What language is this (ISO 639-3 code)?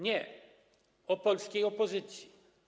pol